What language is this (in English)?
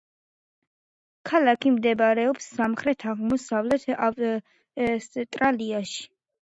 Georgian